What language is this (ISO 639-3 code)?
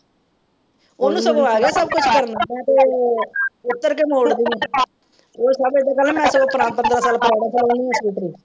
pan